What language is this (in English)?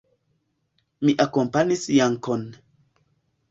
Esperanto